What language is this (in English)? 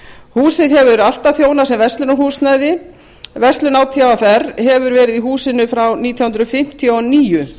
Icelandic